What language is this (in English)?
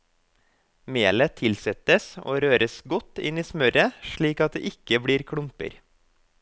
Norwegian